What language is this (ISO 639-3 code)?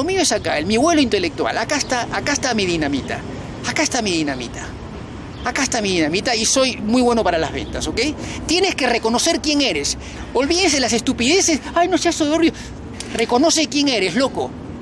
spa